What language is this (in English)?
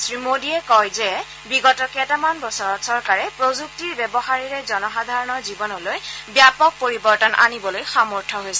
Assamese